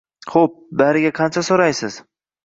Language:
Uzbek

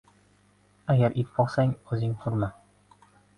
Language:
Uzbek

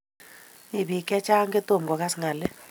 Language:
Kalenjin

